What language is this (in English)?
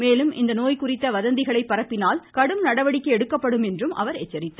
Tamil